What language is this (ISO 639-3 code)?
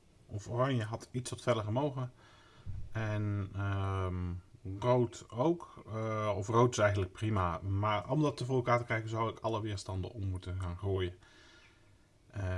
nld